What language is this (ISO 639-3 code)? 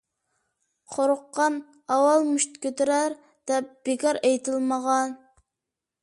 uig